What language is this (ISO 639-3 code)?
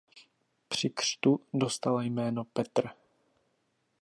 ces